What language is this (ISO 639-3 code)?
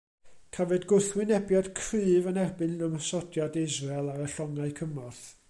cym